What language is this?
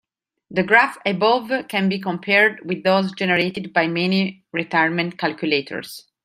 English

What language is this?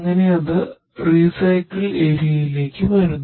Malayalam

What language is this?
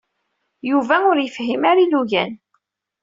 Kabyle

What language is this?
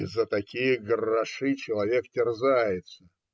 Russian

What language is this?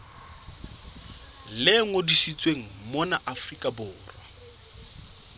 Southern Sotho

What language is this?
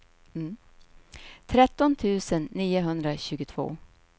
Swedish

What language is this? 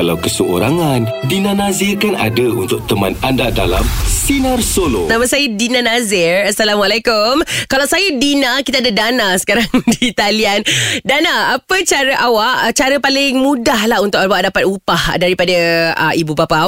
Malay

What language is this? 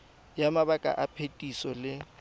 Tswana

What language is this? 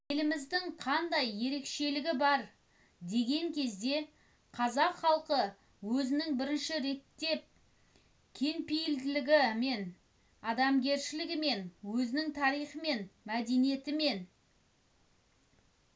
Kazakh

